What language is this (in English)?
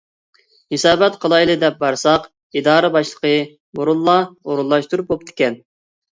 Uyghur